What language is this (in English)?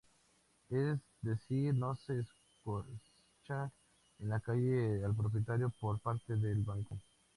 Spanish